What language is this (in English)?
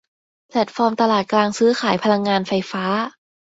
Thai